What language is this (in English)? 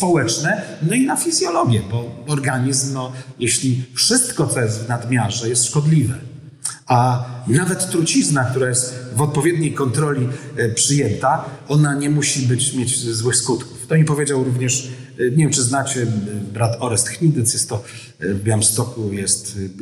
Polish